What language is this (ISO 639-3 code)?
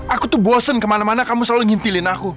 ind